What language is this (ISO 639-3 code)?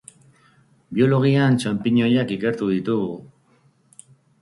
eus